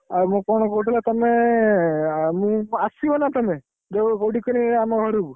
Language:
Odia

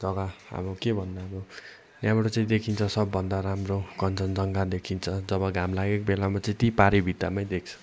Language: Nepali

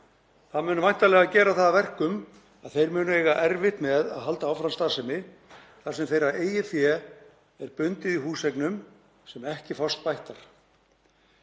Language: Icelandic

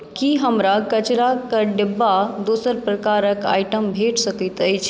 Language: Maithili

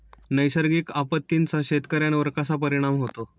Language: Marathi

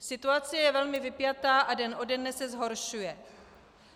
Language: Czech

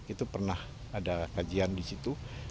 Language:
Indonesian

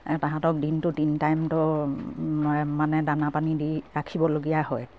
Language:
Assamese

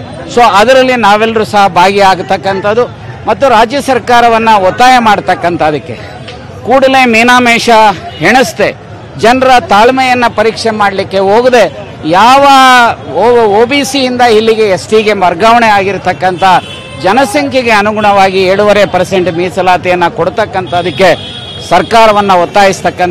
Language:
Kannada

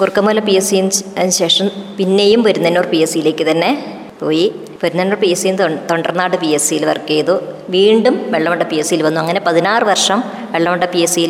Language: Malayalam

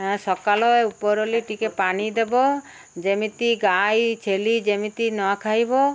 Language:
Odia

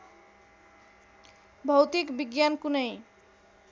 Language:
Nepali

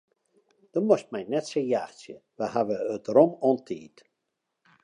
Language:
Western Frisian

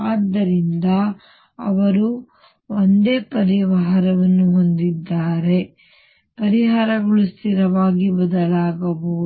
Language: Kannada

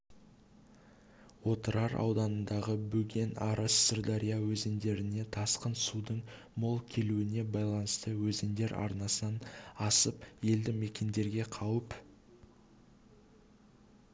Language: Kazakh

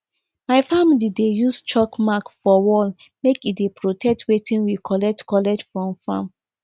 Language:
Nigerian Pidgin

